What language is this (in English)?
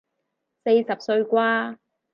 Cantonese